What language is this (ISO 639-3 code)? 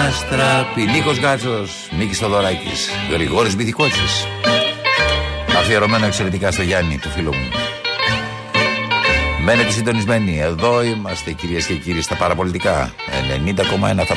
ell